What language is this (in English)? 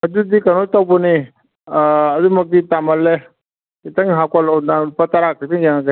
Manipuri